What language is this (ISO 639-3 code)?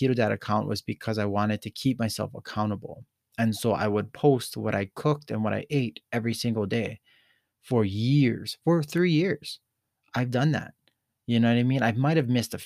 eng